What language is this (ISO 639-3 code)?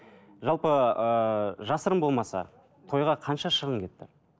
kaz